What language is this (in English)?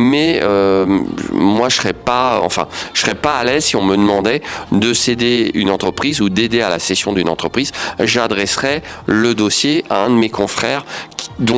French